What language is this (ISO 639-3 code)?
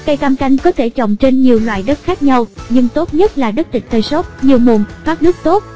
vie